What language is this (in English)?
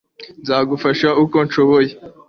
Kinyarwanda